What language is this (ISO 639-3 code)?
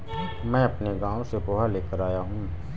hin